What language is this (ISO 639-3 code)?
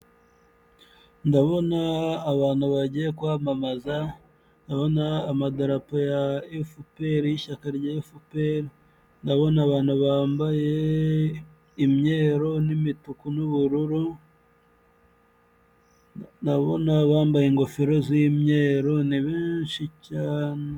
kin